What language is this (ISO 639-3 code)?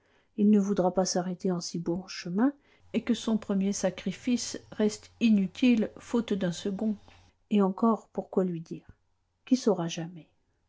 fra